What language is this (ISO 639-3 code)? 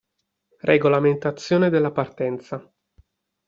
ita